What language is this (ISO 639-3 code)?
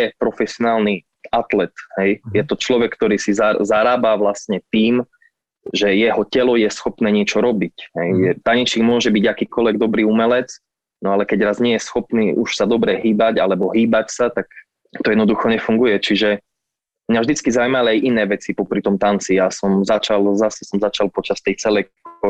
slk